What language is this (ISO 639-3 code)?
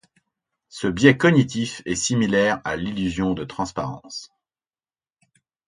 fra